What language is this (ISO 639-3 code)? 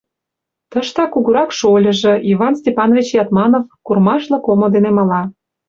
chm